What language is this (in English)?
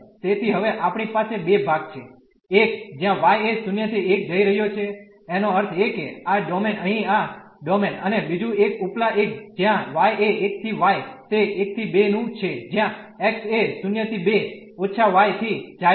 Gujarati